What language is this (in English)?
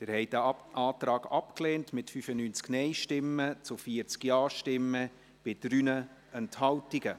Swiss German